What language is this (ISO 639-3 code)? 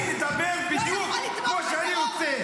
heb